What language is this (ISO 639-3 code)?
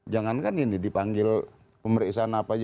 ind